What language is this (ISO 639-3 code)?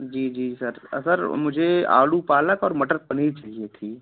hin